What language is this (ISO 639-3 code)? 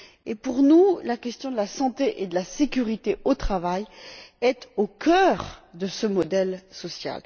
fra